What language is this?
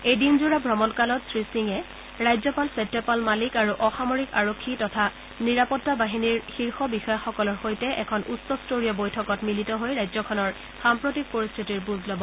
Assamese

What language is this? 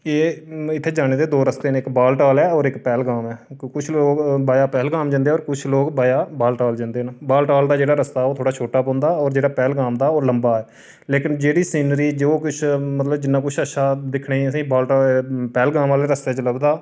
Dogri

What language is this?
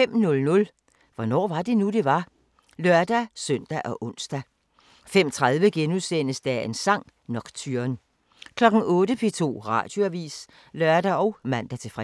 Danish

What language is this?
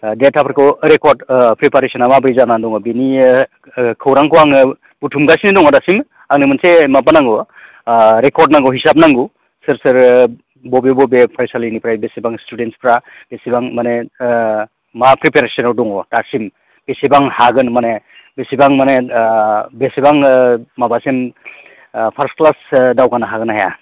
Bodo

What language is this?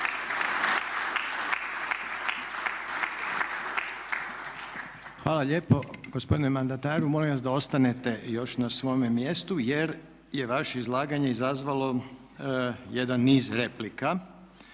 Croatian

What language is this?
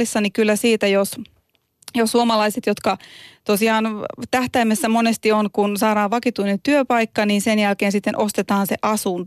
Finnish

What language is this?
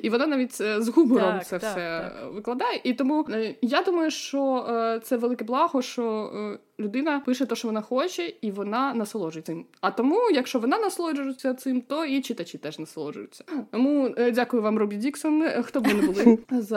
Ukrainian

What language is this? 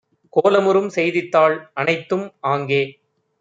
Tamil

